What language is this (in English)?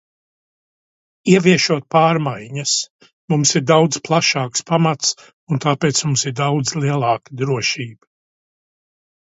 Latvian